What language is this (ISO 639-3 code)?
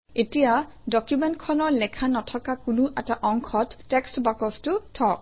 asm